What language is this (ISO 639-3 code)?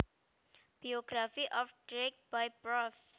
jav